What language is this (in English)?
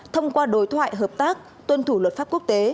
Vietnamese